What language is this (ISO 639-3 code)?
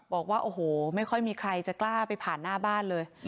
tha